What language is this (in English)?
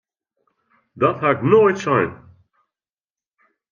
Western Frisian